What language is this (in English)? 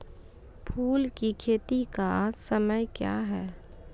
Maithili